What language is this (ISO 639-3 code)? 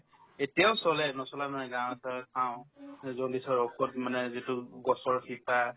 asm